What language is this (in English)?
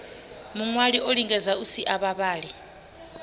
Venda